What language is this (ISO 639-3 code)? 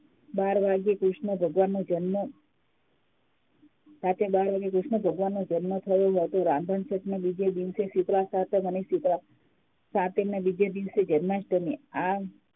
guj